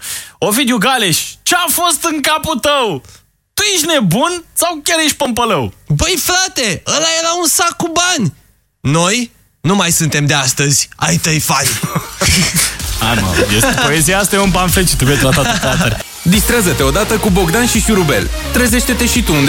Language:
Romanian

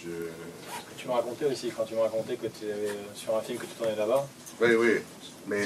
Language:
French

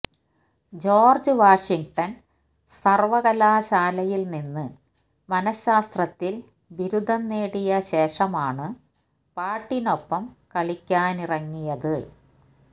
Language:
Malayalam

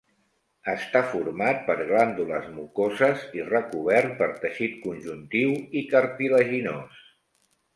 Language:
Catalan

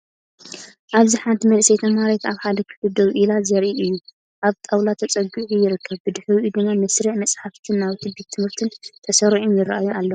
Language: Tigrinya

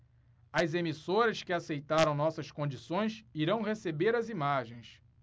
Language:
Portuguese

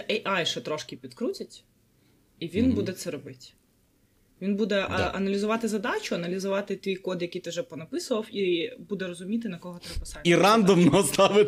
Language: Ukrainian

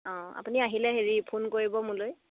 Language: Assamese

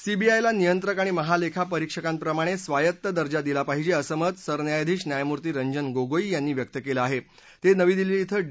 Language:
Marathi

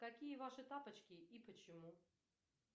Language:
Russian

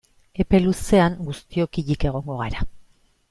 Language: Basque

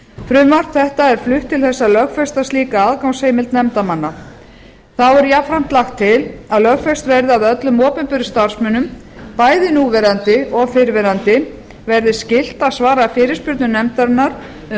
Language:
Icelandic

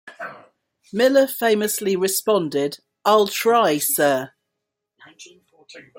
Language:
English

